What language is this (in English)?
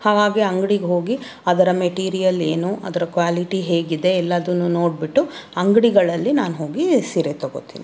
Kannada